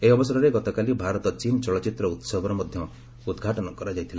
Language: Odia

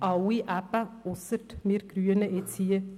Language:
Swiss German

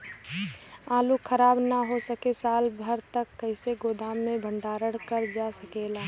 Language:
Bhojpuri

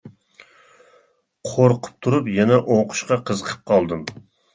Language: Uyghur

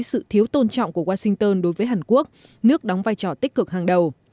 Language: Vietnamese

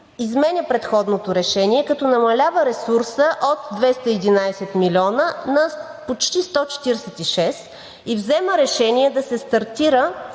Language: Bulgarian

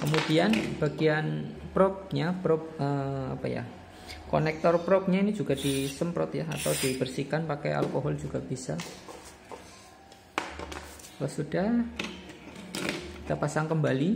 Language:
Indonesian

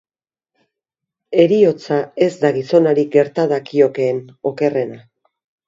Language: Basque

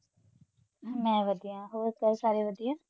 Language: Punjabi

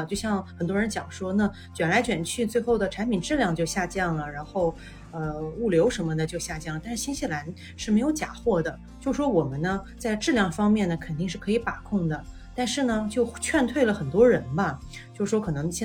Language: Chinese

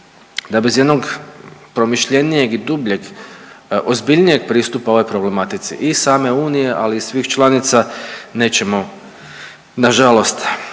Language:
Croatian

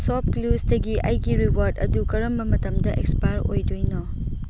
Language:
Manipuri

